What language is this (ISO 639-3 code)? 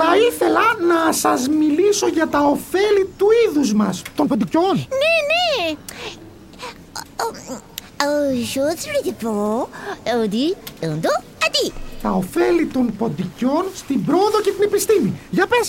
ell